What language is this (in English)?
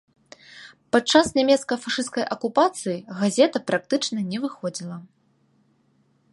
Belarusian